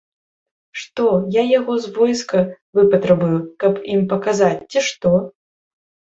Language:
Belarusian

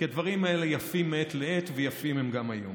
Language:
Hebrew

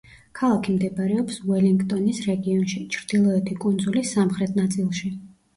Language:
Georgian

